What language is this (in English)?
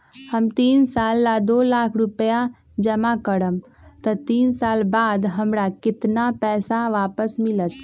Magahi